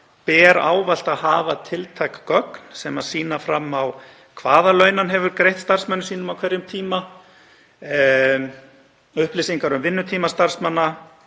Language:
Icelandic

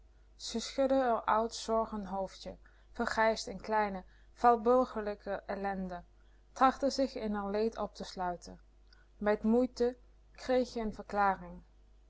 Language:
Dutch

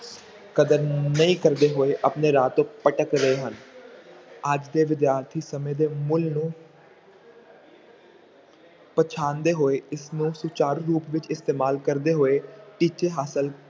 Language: Punjabi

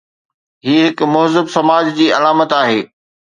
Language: Sindhi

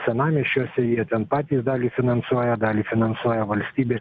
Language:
Lithuanian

